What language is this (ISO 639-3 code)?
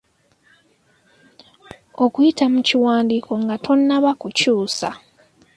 lug